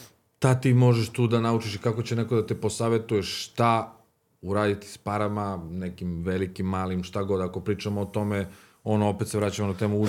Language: Croatian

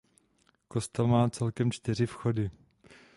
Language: Czech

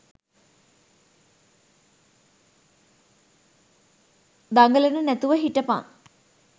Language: Sinhala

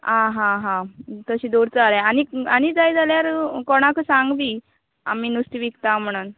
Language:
Konkani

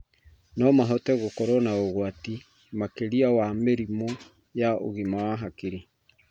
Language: Kikuyu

